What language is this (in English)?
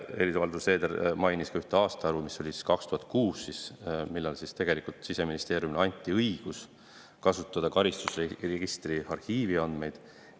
Estonian